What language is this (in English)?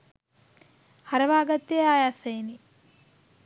Sinhala